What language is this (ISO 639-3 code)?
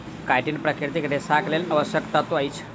mai